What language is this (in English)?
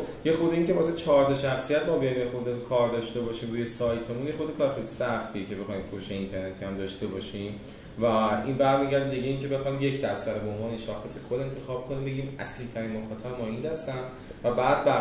Persian